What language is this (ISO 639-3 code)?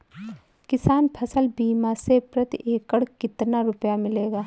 hin